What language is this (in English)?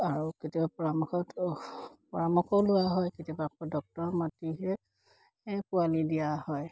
Assamese